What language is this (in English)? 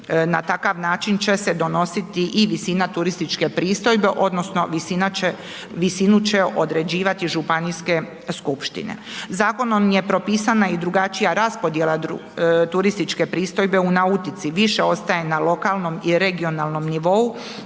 Croatian